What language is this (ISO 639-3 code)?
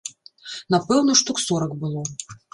bel